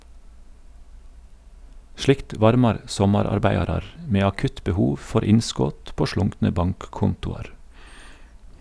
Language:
Norwegian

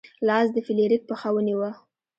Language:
Pashto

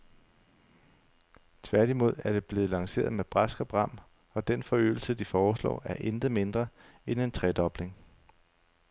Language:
Danish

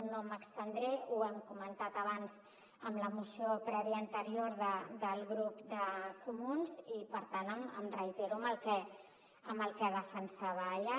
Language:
Catalan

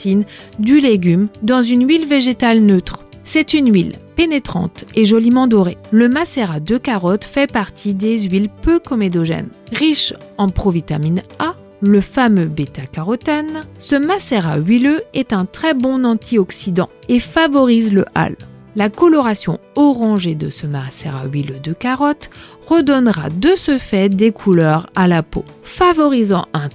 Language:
French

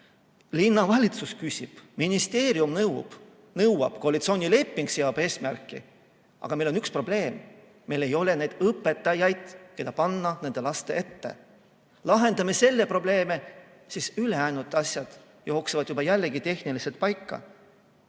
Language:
Estonian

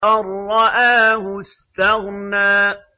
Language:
Arabic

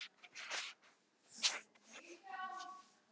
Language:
Icelandic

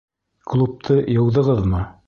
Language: Bashkir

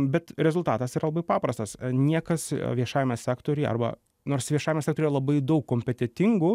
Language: Lithuanian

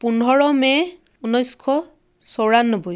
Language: Assamese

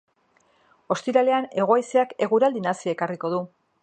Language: Basque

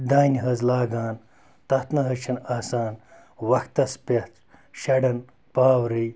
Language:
Kashmiri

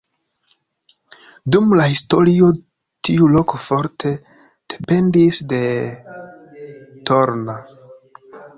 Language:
Esperanto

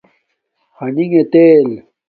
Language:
Domaaki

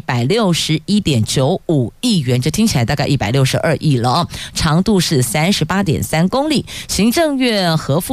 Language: Chinese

